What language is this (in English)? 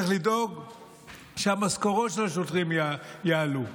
Hebrew